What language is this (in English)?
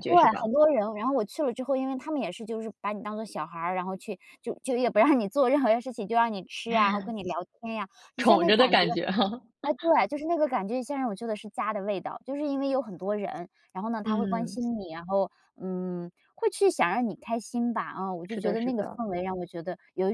Chinese